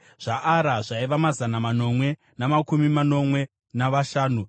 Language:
Shona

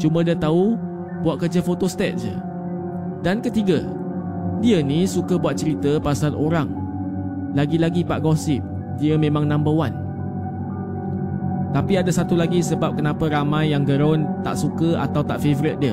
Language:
Malay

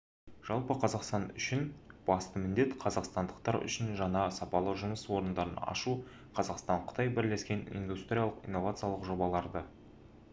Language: Kazakh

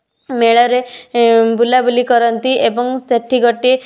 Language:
Odia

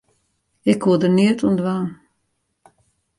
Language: Western Frisian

